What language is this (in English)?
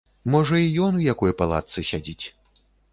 Belarusian